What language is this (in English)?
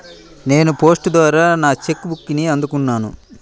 Telugu